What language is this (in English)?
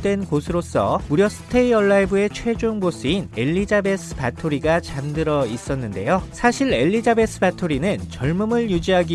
Korean